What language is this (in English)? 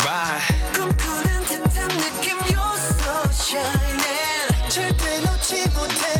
Italian